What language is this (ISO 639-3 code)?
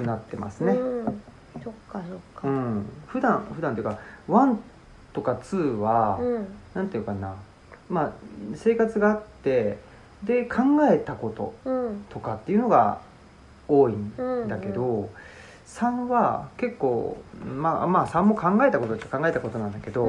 jpn